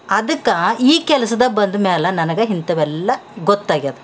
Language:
Kannada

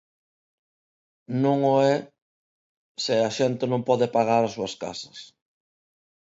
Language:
Galician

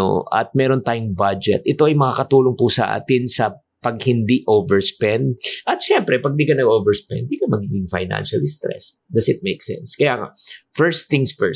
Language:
Filipino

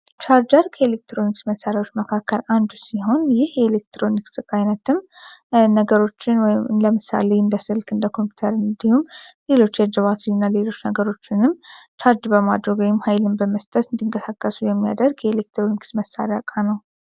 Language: Amharic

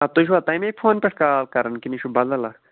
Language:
Kashmiri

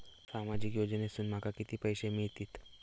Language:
Marathi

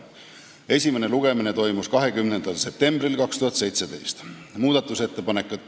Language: Estonian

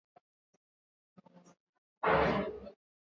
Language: Swahili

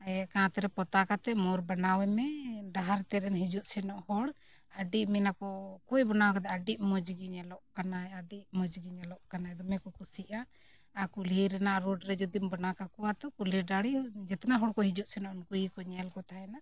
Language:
Santali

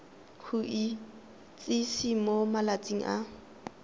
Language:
Tswana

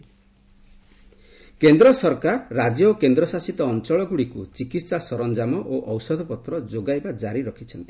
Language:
Odia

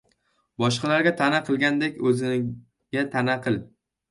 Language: Uzbek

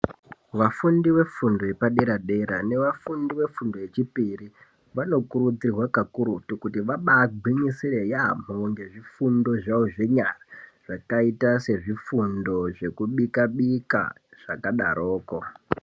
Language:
Ndau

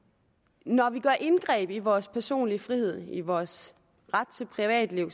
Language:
Danish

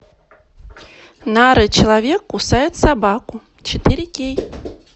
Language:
Russian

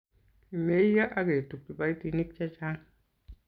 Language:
Kalenjin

